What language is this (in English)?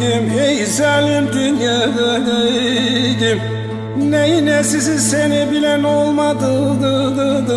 Turkish